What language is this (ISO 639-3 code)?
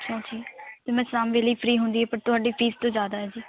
pan